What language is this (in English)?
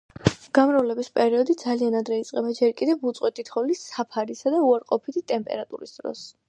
Georgian